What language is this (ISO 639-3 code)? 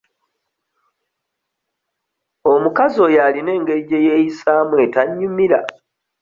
lug